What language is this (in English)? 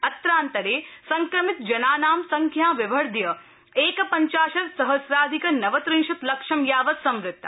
Sanskrit